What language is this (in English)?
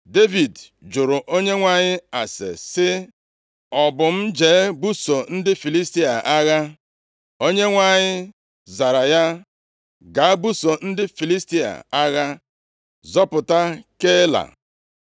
Igbo